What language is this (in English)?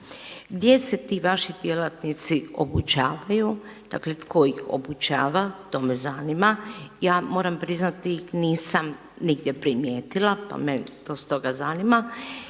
Croatian